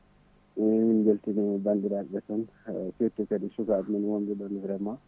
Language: Fula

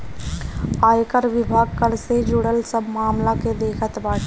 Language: Bhojpuri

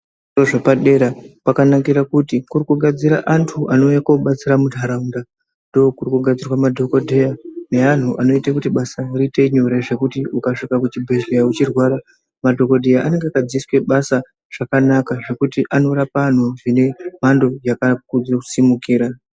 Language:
Ndau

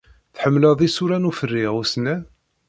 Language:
Kabyle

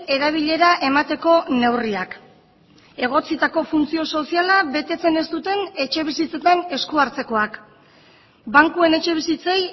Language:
Basque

